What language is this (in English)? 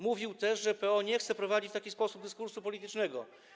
Polish